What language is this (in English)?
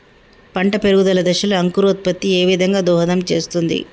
Telugu